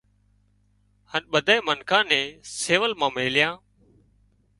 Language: Wadiyara Koli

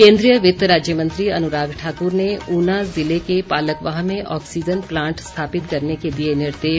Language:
Hindi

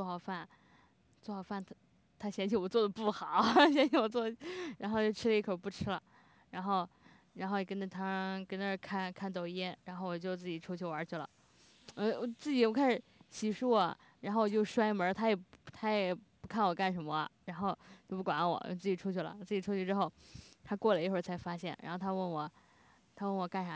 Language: Chinese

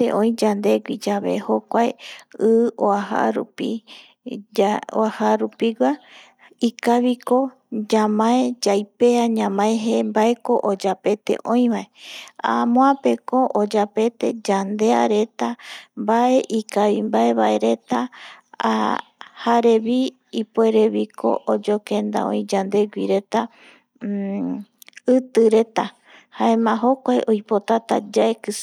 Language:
Eastern Bolivian Guaraní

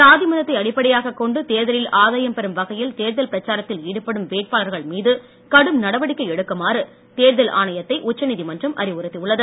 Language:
Tamil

